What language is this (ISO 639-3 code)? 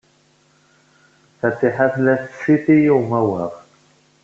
kab